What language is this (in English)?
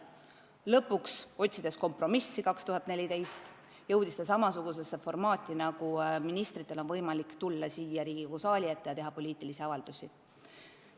Estonian